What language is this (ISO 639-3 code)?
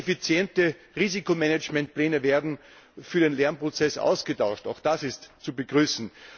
deu